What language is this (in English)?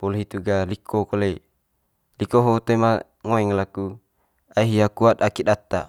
Manggarai